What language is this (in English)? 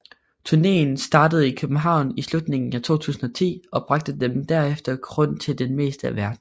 Danish